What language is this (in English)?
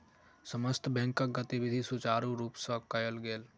Maithili